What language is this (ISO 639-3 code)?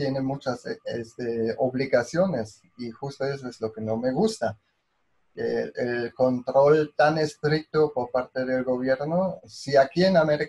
spa